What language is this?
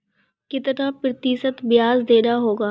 Hindi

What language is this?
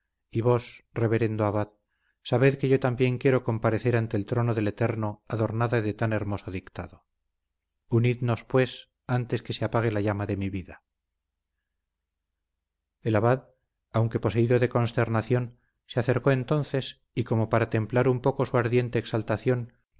Spanish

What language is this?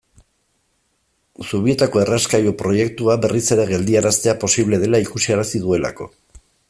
Basque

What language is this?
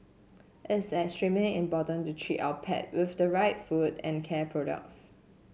English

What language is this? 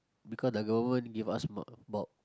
English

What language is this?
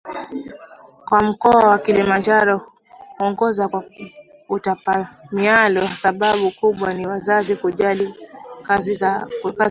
Swahili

